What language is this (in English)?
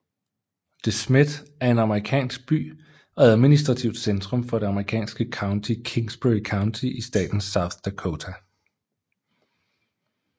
Danish